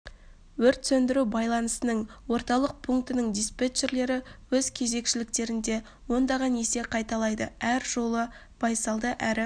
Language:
Kazakh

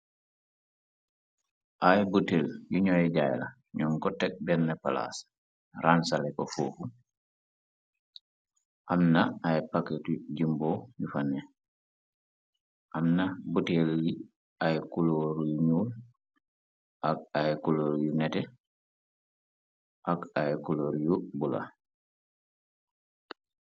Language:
Wolof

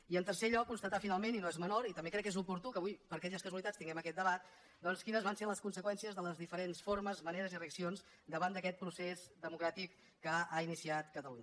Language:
Catalan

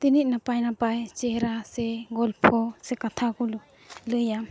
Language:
Santali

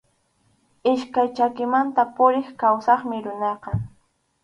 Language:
Arequipa-La Unión Quechua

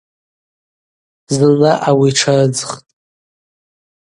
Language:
Abaza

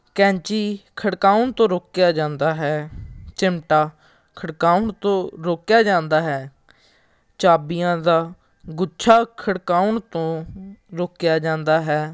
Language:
Punjabi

